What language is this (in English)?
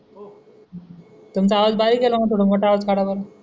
Marathi